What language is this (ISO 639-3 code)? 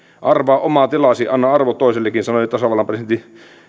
fin